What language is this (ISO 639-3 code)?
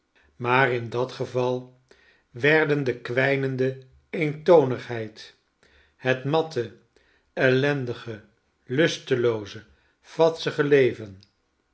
nld